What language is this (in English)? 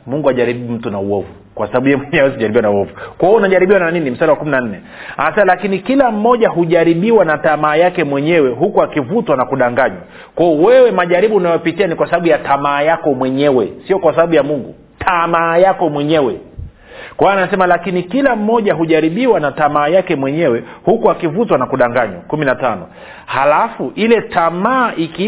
Swahili